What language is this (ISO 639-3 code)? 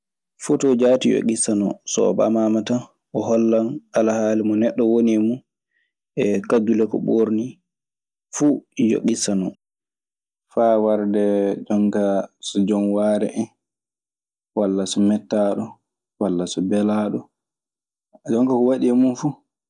ffm